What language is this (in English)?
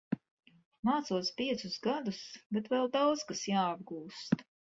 Latvian